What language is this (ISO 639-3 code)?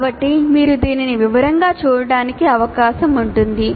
tel